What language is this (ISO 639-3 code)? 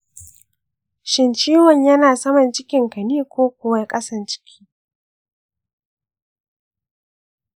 hau